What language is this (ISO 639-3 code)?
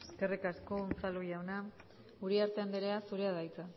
eus